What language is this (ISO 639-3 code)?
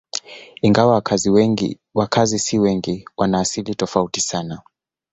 swa